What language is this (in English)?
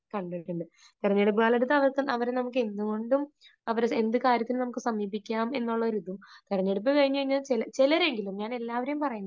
Malayalam